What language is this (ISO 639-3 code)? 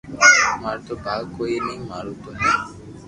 lrk